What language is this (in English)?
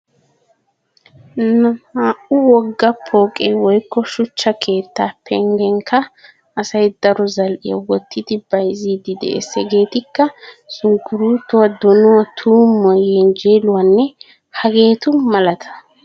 Wolaytta